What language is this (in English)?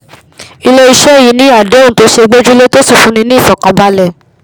Yoruba